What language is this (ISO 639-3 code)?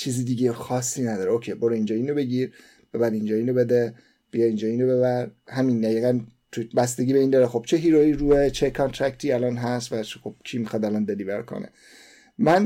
fas